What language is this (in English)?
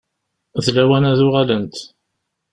Kabyle